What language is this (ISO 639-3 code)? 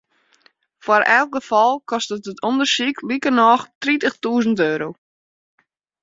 fry